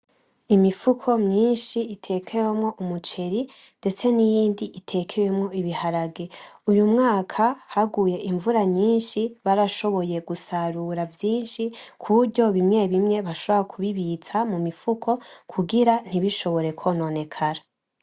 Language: Rundi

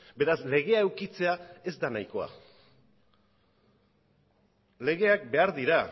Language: Basque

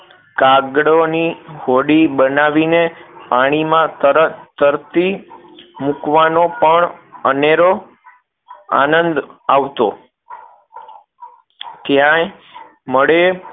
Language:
Gujarati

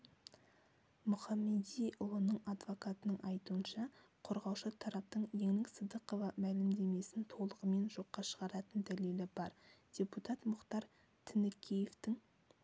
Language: Kazakh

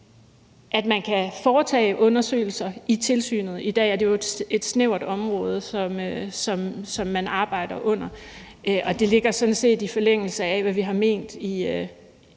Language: Danish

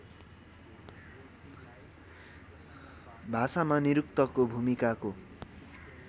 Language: Nepali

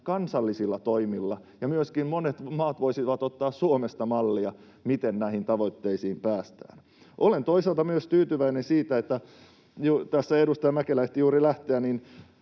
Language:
Finnish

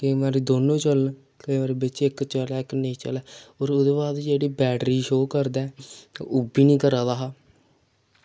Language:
Dogri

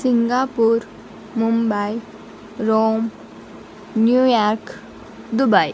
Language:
Telugu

